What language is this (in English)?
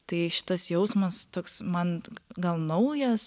Lithuanian